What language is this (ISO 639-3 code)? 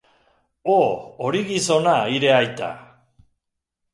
eus